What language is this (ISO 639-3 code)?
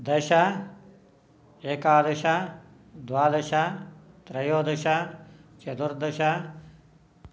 san